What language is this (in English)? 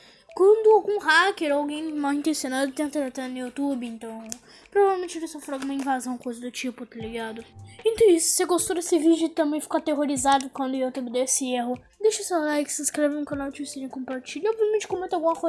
Portuguese